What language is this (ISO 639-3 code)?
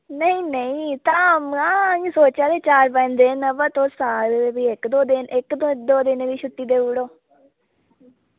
doi